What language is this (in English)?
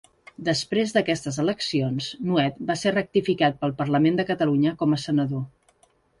Catalan